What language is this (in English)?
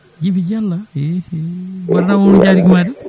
Fula